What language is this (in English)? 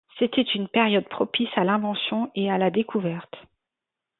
French